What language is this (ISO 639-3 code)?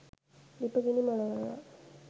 sin